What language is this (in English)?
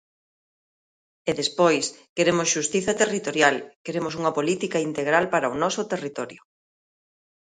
Galician